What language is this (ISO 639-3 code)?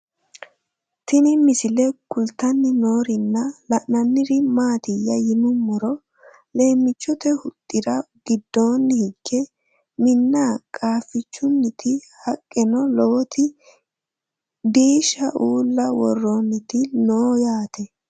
sid